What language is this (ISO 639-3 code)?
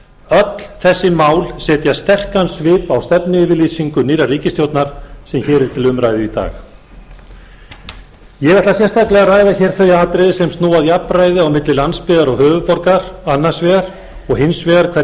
isl